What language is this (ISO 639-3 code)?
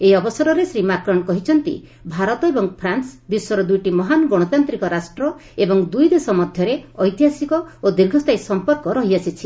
ori